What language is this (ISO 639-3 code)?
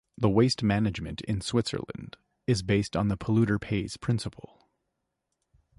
eng